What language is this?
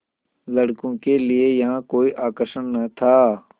Hindi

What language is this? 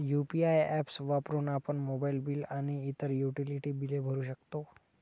Marathi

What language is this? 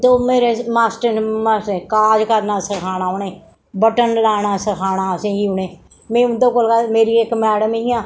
Dogri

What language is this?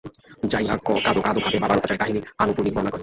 Bangla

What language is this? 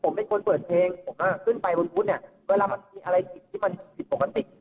Thai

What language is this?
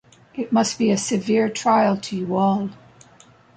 English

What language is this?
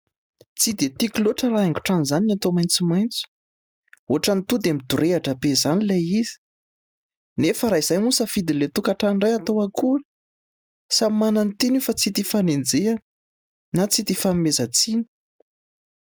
Malagasy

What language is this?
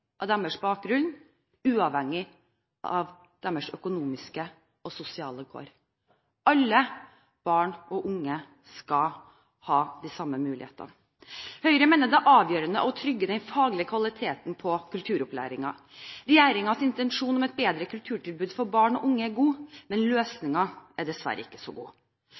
Norwegian Bokmål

